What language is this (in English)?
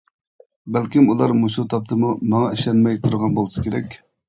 Uyghur